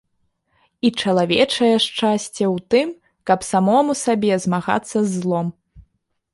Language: Belarusian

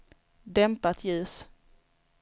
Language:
Swedish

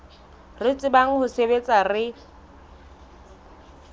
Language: Southern Sotho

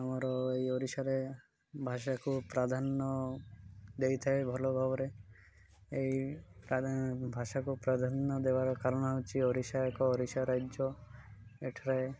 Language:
Odia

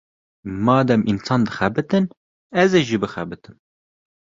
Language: Kurdish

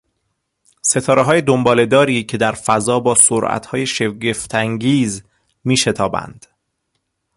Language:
Persian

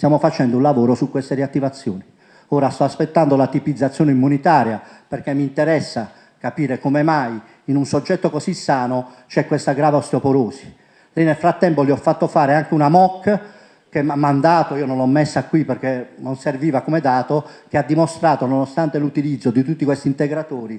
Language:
Italian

